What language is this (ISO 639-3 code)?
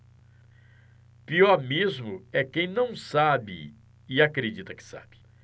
por